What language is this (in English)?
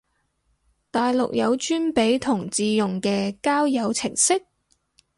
Cantonese